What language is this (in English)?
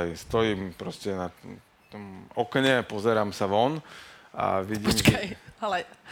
Slovak